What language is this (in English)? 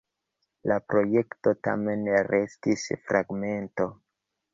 Esperanto